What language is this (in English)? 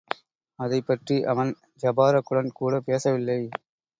Tamil